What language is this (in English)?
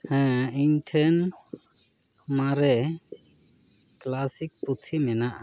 Santali